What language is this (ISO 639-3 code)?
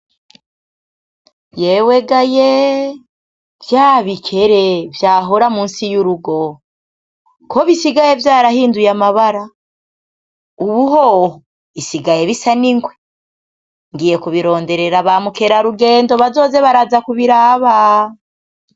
run